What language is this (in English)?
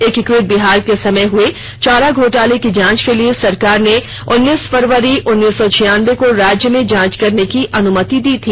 Hindi